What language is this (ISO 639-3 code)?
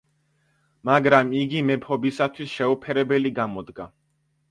kat